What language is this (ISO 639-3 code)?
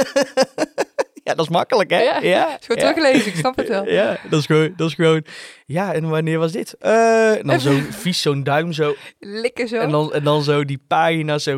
nld